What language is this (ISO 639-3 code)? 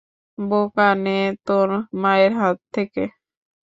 ben